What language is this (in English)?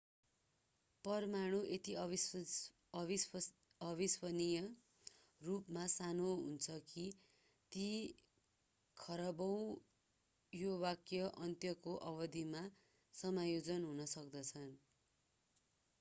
Nepali